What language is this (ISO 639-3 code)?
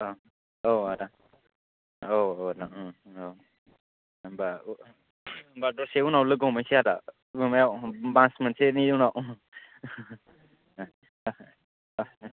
brx